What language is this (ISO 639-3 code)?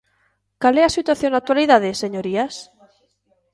glg